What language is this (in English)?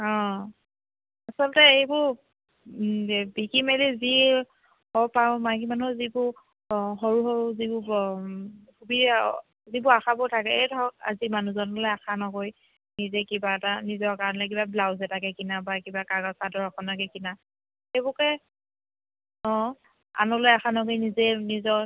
Assamese